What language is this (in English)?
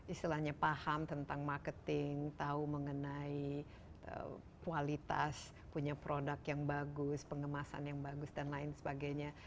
Indonesian